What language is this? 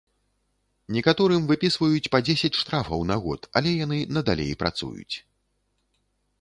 Belarusian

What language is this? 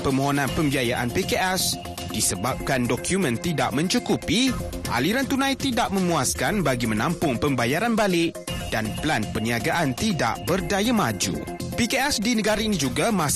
Malay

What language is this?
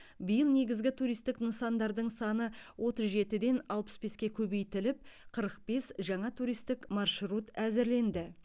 Kazakh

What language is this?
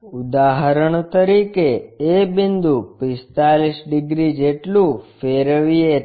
Gujarati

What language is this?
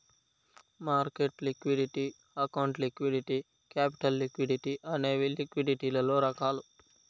Telugu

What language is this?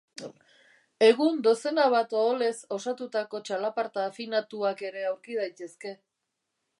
Basque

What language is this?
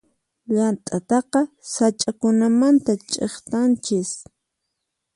Puno Quechua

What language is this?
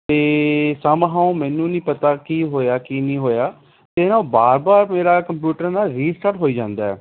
Punjabi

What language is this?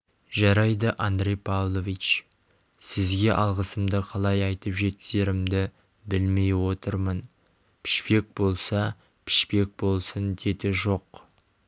Kazakh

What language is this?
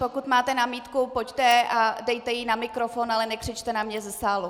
Czech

